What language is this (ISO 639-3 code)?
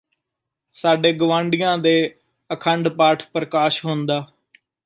pan